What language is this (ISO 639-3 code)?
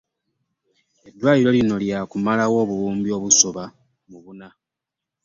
lug